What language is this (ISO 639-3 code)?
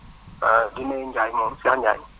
wol